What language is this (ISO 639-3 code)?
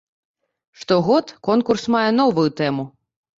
bel